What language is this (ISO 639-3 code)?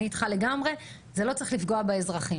heb